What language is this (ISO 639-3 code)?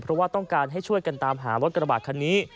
tha